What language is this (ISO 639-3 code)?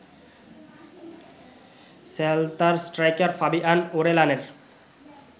ben